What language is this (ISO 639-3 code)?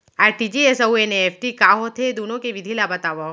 hne